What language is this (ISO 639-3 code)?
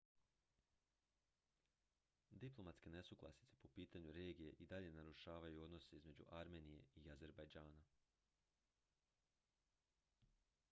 hrv